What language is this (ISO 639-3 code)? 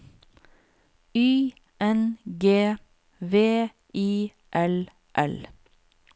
nor